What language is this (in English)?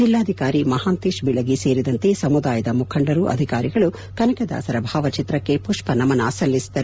Kannada